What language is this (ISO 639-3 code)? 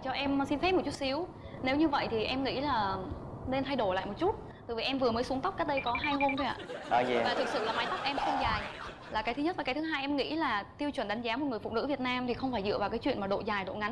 vie